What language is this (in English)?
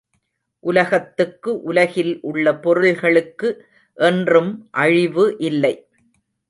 Tamil